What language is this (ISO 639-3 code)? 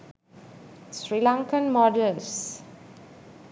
sin